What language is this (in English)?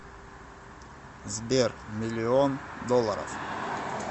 Russian